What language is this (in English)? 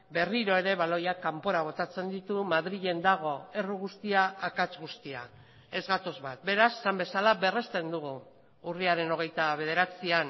Basque